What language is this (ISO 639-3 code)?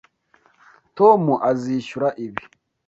kin